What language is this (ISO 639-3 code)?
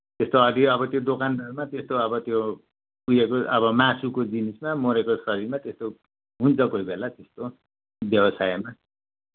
nep